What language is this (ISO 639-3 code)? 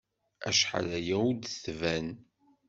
kab